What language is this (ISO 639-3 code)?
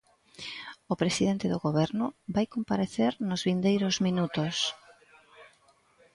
glg